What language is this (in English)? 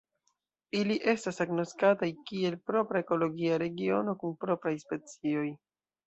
Esperanto